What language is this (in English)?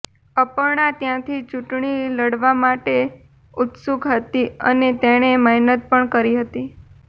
Gujarati